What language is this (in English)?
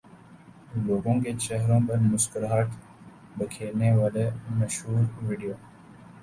Urdu